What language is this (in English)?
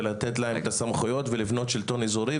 Hebrew